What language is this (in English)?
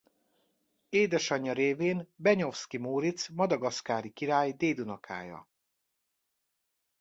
Hungarian